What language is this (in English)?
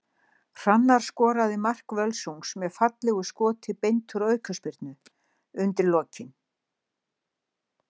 Icelandic